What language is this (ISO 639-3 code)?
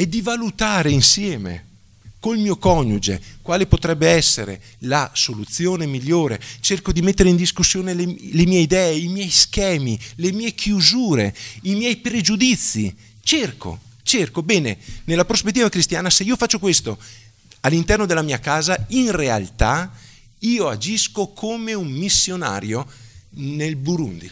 ita